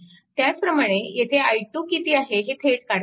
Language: Marathi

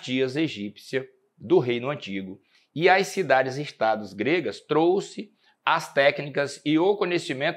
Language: Portuguese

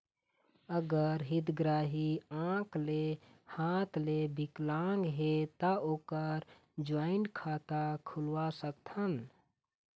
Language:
Chhattisgarhi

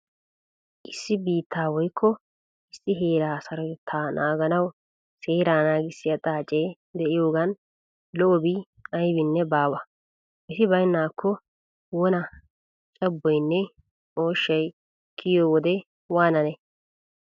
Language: Wolaytta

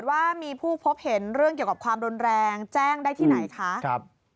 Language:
Thai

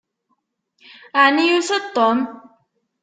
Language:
Kabyle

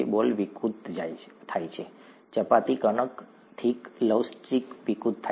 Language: Gujarati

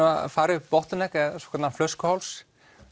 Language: Icelandic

